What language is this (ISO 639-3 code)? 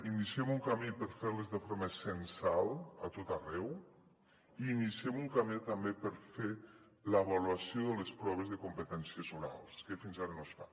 cat